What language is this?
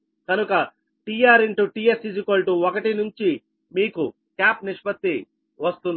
Telugu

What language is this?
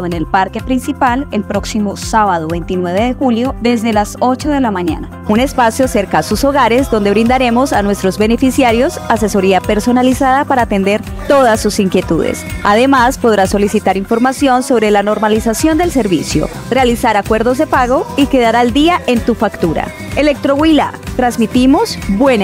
Spanish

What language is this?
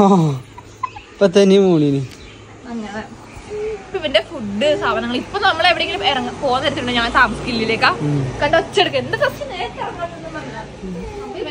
Malayalam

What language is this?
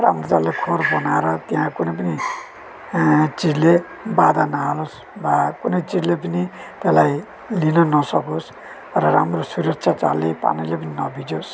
Nepali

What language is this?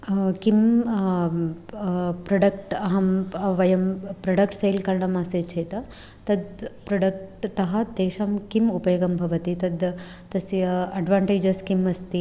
Sanskrit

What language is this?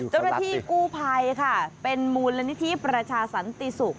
Thai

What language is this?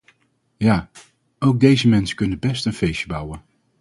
Dutch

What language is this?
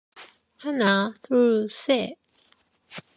Korean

